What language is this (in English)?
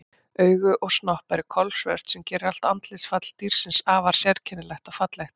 Icelandic